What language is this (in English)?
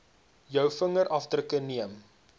Afrikaans